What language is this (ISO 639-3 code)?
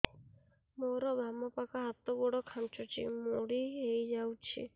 ori